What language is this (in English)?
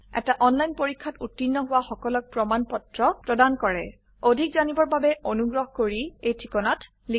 Assamese